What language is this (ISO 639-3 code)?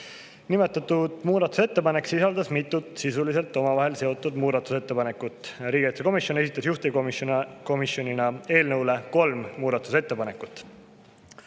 est